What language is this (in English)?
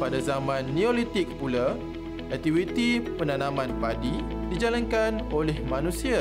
Malay